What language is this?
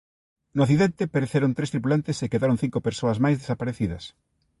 Galician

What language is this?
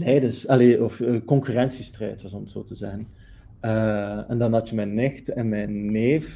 Dutch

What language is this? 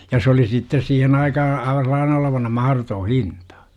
Finnish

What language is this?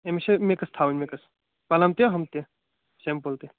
Kashmiri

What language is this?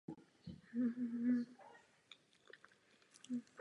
Czech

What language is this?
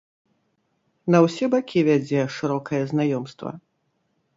Belarusian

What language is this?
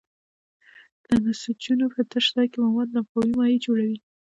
Pashto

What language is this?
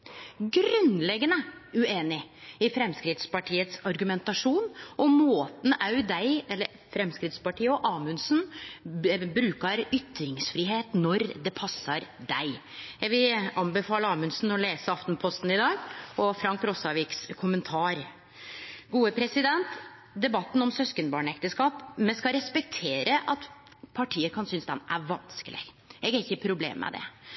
Norwegian Nynorsk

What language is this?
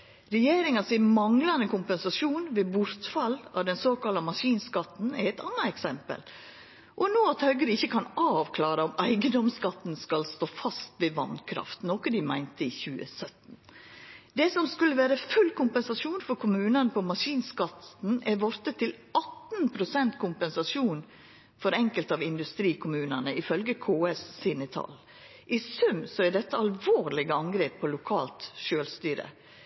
Norwegian Nynorsk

